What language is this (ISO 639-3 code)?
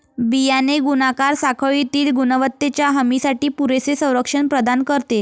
mar